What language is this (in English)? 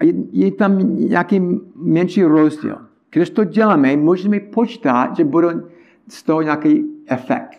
Czech